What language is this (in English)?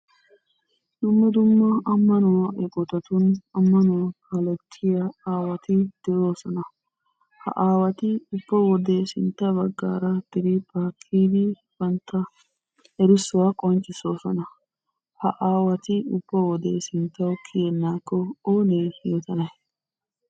Wolaytta